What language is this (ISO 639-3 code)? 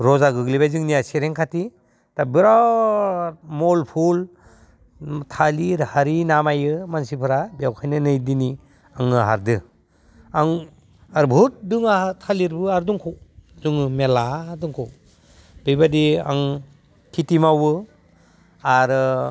brx